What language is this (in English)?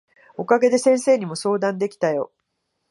Japanese